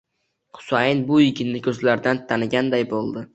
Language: Uzbek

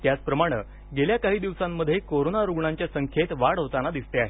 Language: Marathi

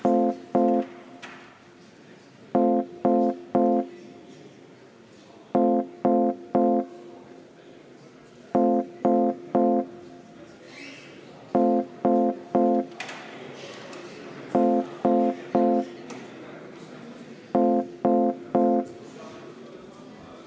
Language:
Estonian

